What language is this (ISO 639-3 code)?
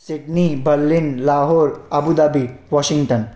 snd